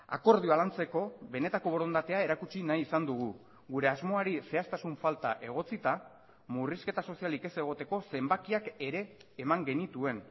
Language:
Basque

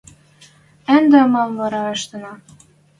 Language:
Western Mari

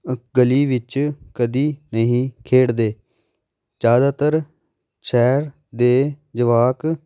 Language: Punjabi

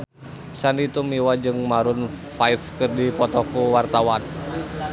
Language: Sundanese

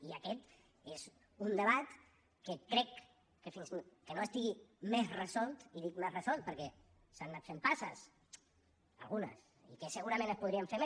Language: Catalan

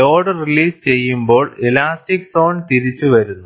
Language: Malayalam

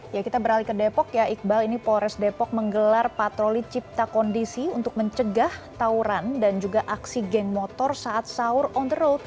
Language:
Indonesian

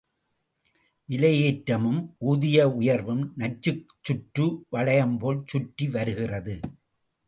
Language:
Tamil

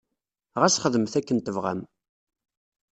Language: Kabyle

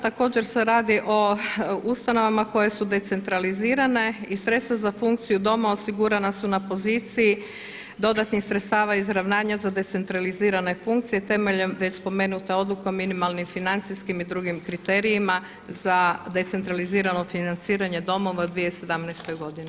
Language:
Croatian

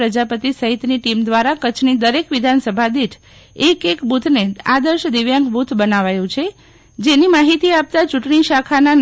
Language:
Gujarati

